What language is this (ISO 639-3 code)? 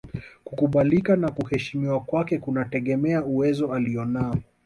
swa